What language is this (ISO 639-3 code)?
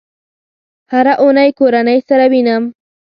pus